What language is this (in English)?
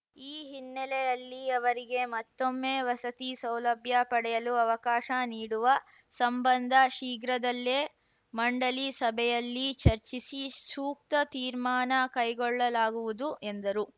Kannada